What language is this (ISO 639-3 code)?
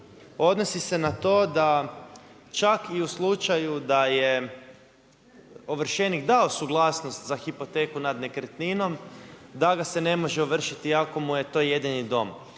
hrv